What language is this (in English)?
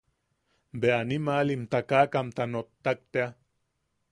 Yaqui